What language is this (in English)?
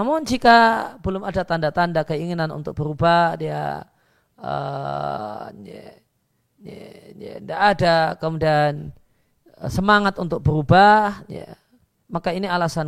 Indonesian